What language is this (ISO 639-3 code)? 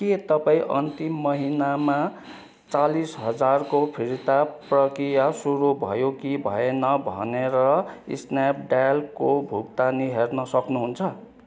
nep